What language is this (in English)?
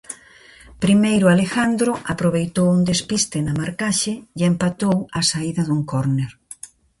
Galician